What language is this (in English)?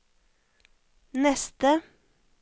Norwegian